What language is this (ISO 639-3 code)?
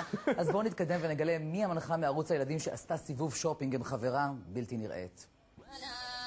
heb